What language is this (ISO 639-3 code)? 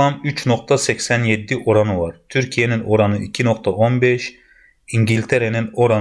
tur